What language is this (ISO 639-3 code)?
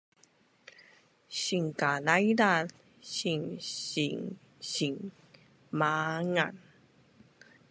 bnn